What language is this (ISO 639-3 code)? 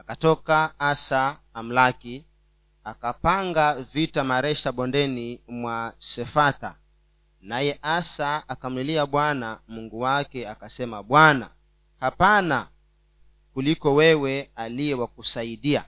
swa